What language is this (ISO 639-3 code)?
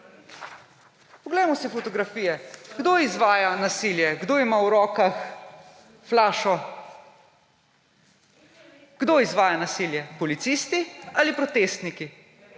slv